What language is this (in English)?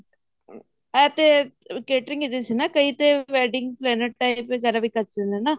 Punjabi